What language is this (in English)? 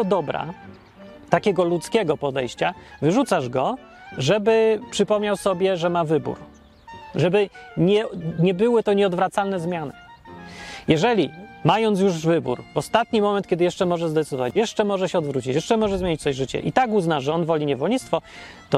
Polish